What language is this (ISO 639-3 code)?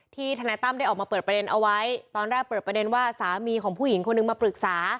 tha